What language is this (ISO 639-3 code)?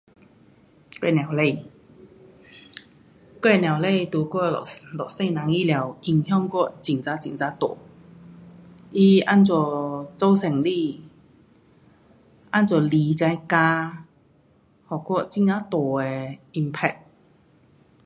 cpx